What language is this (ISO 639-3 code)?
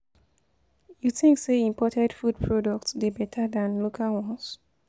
pcm